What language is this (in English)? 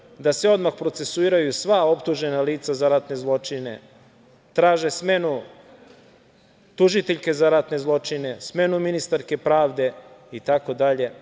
Serbian